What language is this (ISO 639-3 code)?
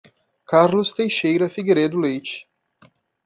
por